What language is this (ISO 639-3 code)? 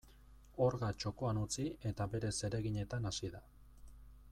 eus